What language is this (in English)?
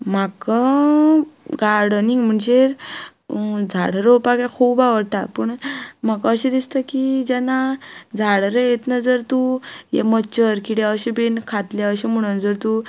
Konkani